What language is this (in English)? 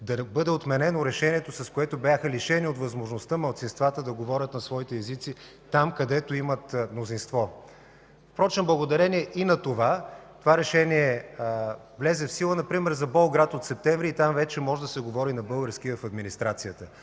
Bulgarian